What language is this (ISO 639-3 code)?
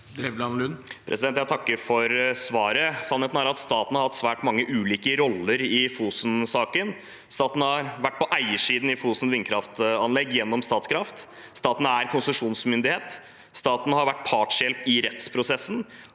nor